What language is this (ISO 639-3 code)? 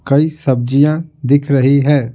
hin